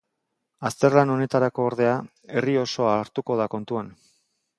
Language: Basque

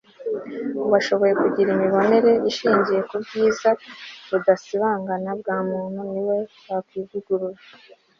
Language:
Kinyarwanda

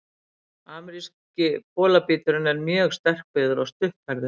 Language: Icelandic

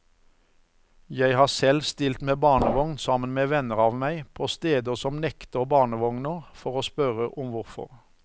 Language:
Norwegian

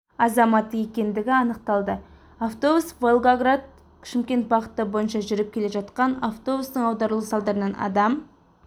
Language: Kazakh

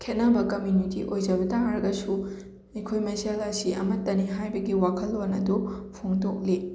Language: Manipuri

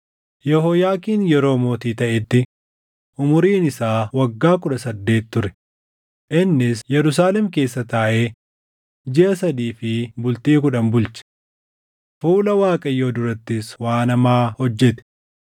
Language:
Oromo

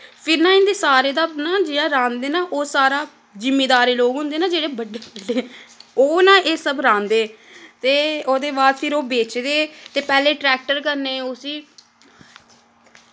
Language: Dogri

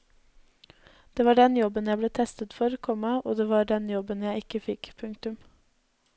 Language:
Norwegian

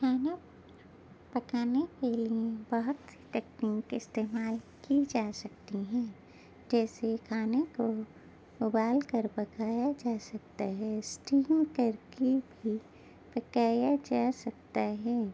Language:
Urdu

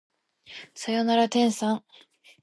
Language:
Japanese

